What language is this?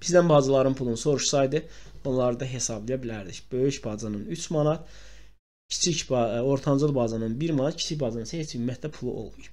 Turkish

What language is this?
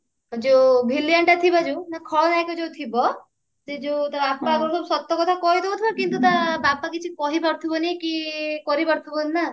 Odia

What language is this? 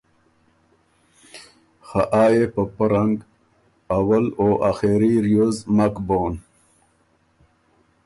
Ormuri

